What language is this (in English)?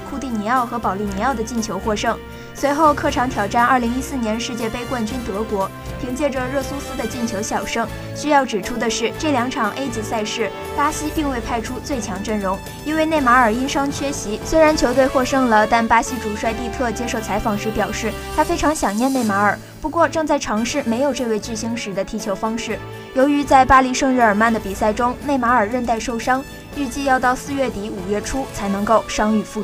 Chinese